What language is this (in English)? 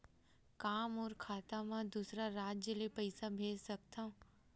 Chhattisgarhi